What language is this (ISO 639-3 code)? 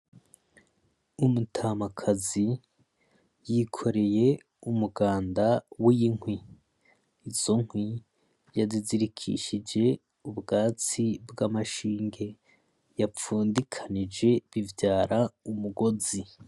run